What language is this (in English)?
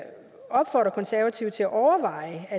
Danish